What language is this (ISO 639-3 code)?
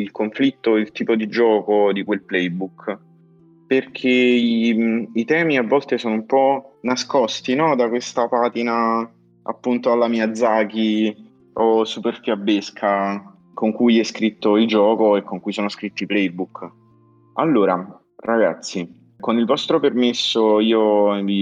ita